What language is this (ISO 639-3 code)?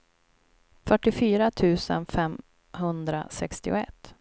swe